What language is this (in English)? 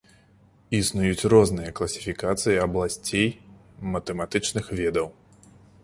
Belarusian